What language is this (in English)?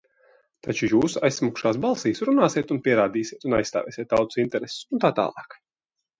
Latvian